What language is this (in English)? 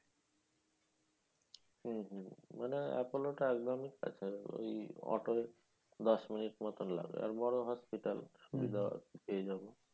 Bangla